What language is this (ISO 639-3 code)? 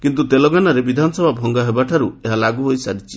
ori